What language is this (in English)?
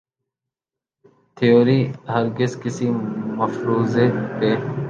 Urdu